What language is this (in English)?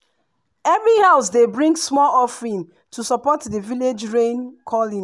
Nigerian Pidgin